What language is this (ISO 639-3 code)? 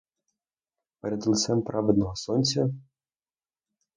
ukr